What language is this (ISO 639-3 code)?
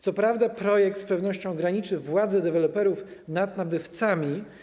pol